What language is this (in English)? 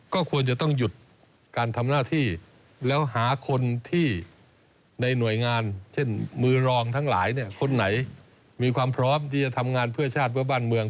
Thai